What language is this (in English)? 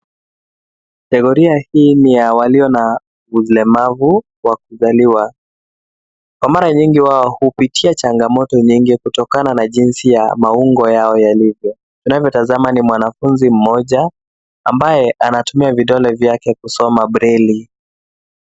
Swahili